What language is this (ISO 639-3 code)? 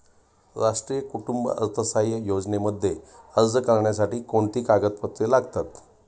mar